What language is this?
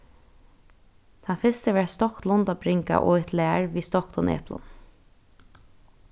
Faroese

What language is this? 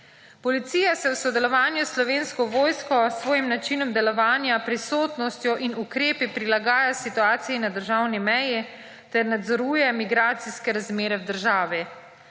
Slovenian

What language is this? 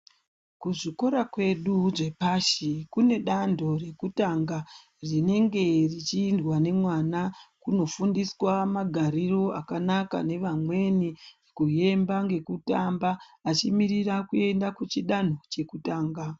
Ndau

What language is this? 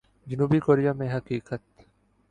Urdu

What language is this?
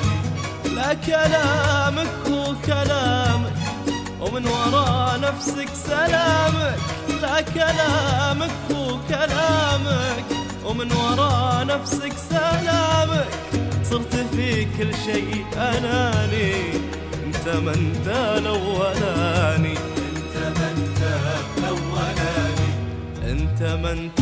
Arabic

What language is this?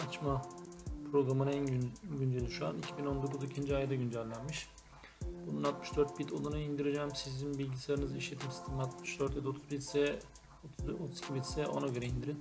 Turkish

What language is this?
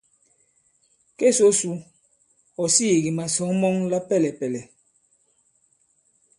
Bankon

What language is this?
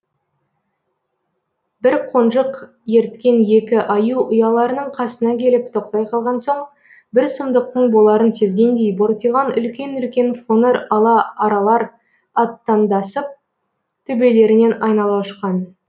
Kazakh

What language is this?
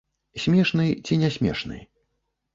Belarusian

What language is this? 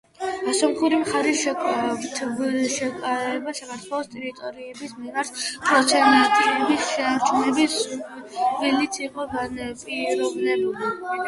Georgian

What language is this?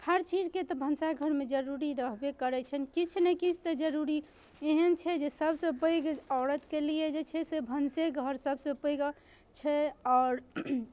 Maithili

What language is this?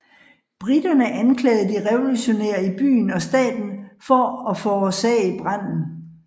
Danish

